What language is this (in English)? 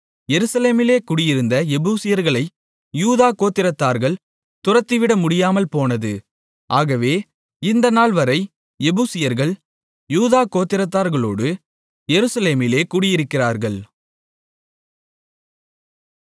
Tamil